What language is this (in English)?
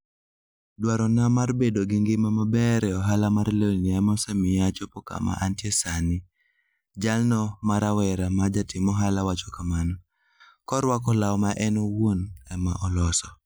Luo (Kenya and Tanzania)